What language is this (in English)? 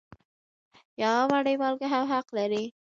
Pashto